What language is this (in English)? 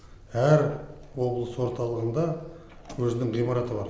Kazakh